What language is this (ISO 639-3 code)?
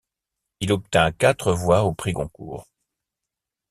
fra